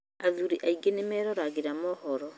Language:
Kikuyu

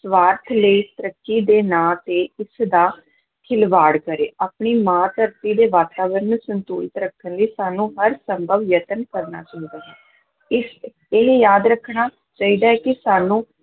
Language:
Punjabi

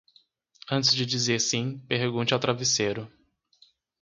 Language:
Portuguese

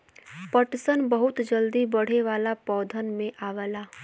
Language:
Bhojpuri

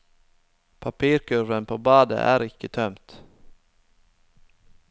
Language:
Norwegian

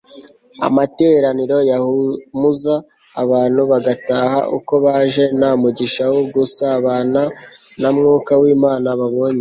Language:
Kinyarwanda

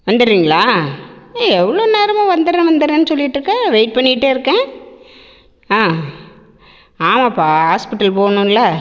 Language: Tamil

